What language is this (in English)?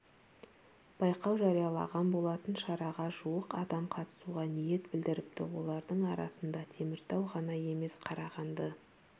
Kazakh